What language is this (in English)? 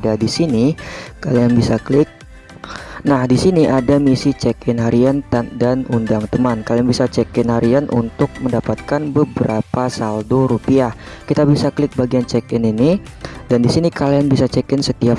Indonesian